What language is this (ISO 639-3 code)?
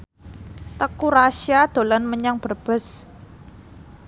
jav